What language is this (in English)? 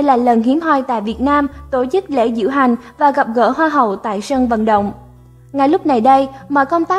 Vietnamese